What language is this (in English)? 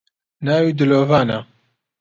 Central Kurdish